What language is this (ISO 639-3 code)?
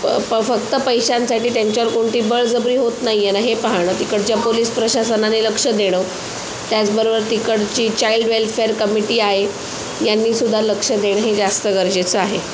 mar